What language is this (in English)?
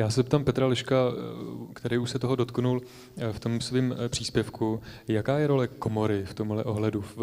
Czech